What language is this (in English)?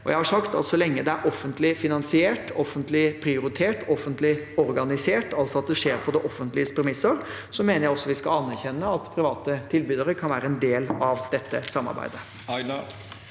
Norwegian